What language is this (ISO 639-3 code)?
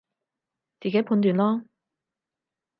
yue